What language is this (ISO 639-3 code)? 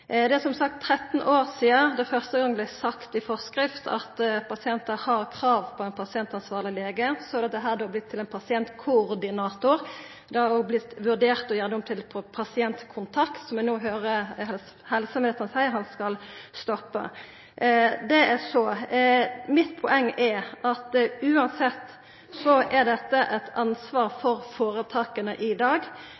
nno